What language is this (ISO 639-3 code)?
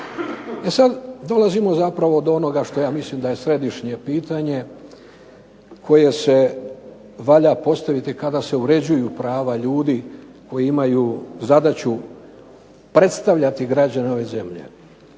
hrv